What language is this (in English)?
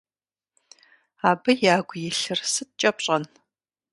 Kabardian